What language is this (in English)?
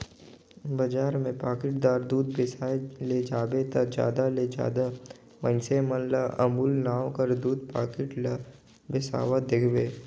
Chhattisgarhi